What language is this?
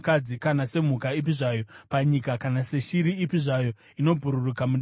Shona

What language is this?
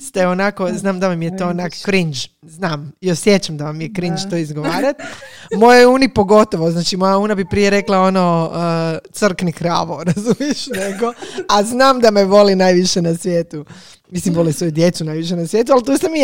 Croatian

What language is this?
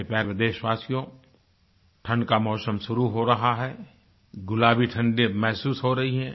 Hindi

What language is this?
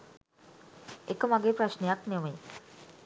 Sinhala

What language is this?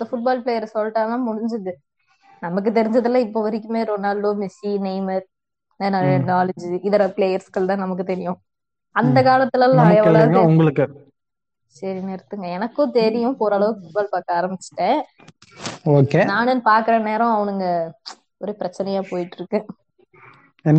Tamil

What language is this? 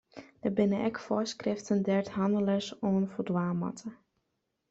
Western Frisian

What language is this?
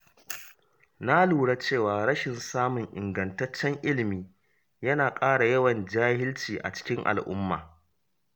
Hausa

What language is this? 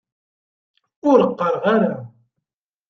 Kabyle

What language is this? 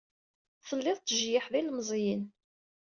Kabyle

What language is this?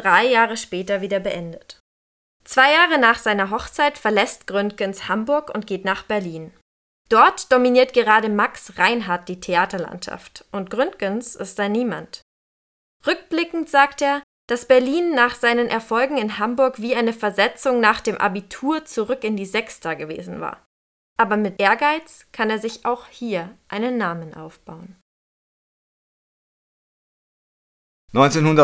German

